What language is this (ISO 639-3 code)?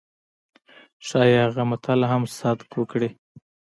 pus